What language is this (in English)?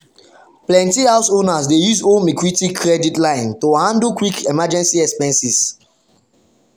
Nigerian Pidgin